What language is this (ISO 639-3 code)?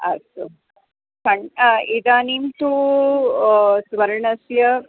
san